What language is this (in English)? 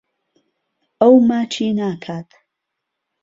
Central Kurdish